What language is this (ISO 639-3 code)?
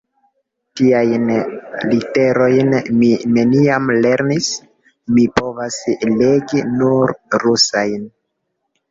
epo